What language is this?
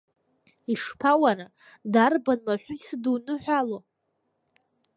Abkhazian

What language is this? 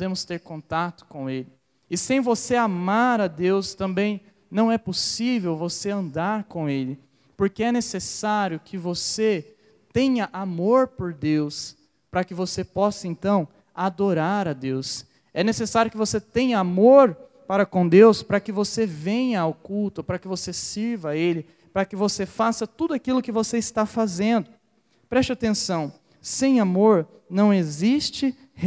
Portuguese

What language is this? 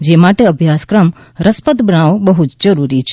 Gujarati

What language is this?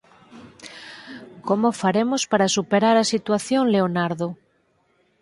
Galician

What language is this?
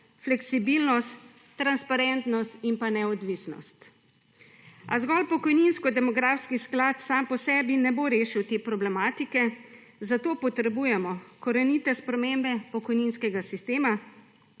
Slovenian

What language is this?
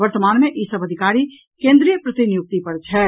Maithili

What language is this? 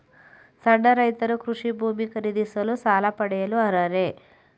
Kannada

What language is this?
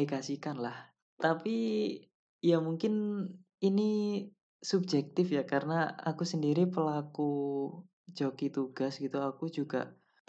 Indonesian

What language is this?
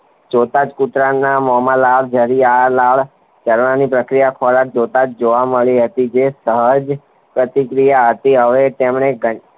Gujarati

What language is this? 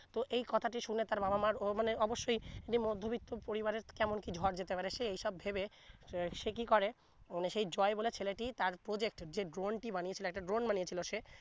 Bangla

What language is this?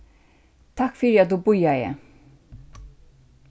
Faroese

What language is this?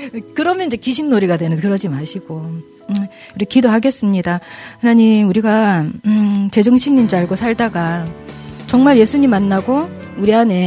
Korean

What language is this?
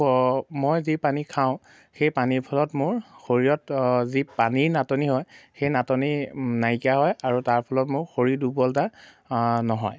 Assamese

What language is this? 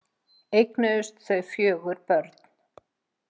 Icelandic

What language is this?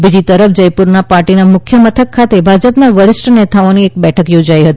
Gujarati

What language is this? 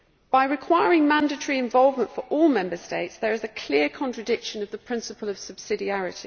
English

